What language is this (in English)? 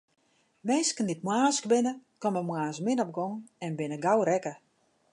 Western Frisian